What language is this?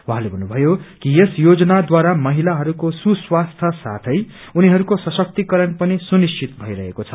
Nepali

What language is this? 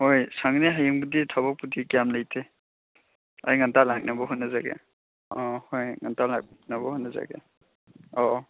Manipuri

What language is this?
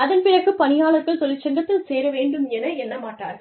Tamil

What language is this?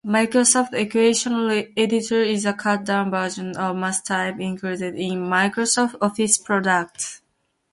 English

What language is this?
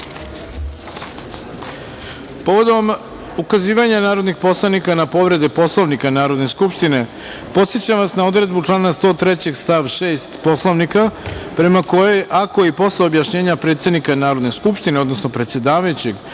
Serbian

